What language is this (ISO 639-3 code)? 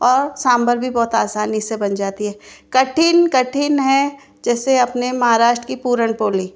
hin